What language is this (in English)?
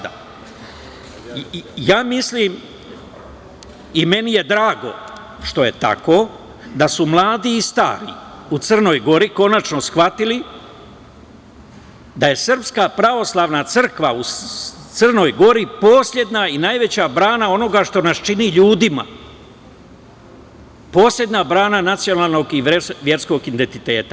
Serbian